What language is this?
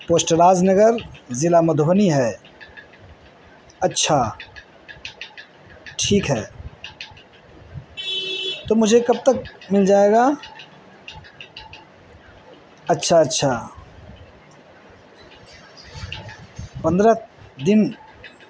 Urdu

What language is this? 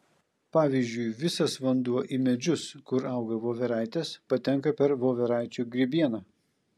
Lithuanian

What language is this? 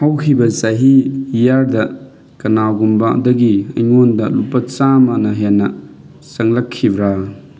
Manipuri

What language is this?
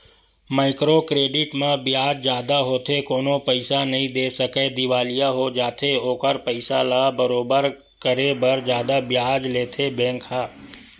Chhattisgarhi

